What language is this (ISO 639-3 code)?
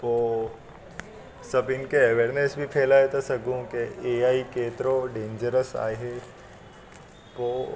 snd